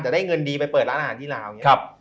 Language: Thai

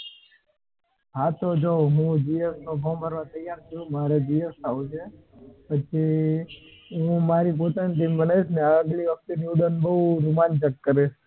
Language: Gujarati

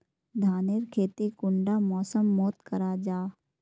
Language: Magahi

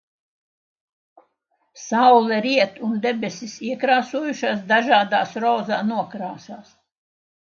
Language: Latvian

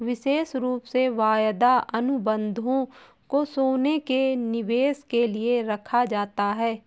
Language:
Hindi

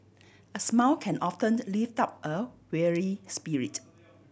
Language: English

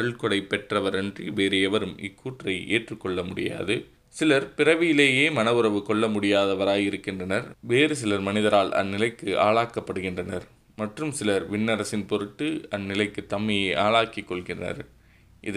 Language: Tamil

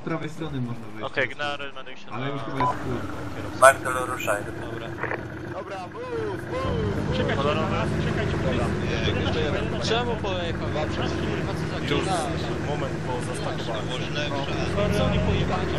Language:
Polish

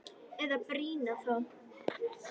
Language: Icelandic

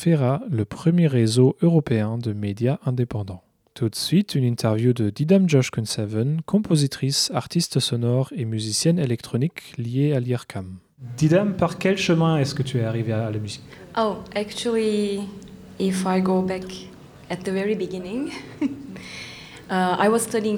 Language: French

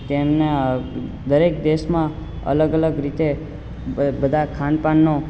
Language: Gujarati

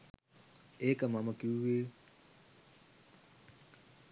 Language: Sinhala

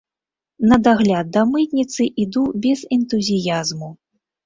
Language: Belarusian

